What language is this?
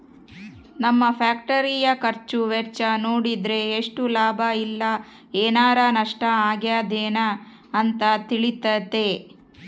Kannada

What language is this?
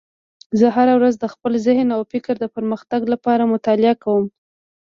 Pashto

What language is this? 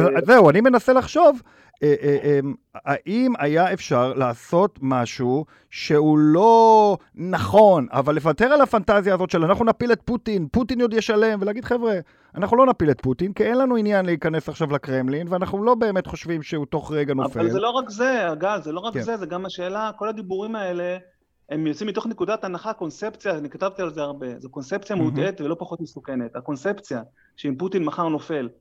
Hebrew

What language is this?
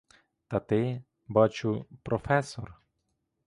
Ukrainian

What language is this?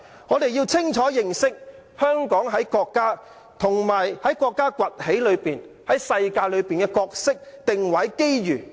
Cantonese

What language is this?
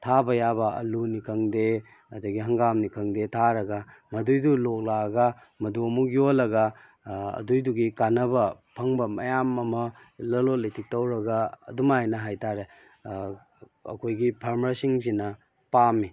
Manipuri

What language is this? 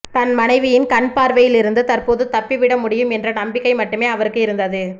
Tamil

